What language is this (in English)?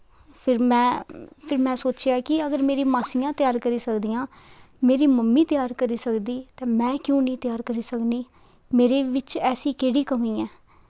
Dogri